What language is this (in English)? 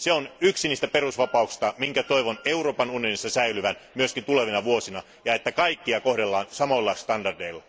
Finnish